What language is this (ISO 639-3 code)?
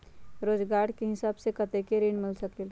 mag